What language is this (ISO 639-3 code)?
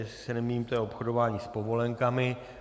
ces